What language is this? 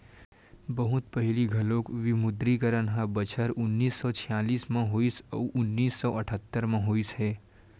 Chhattisgarhi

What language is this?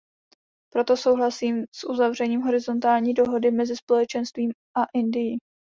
Czech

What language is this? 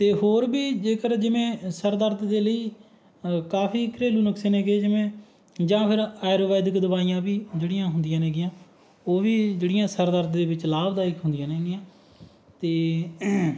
Punjabi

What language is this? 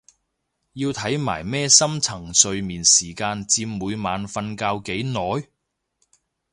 Cantonese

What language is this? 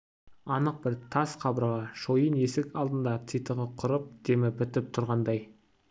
Kazakh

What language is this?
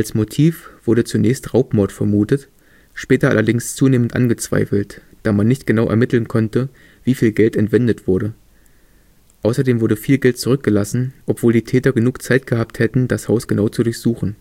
German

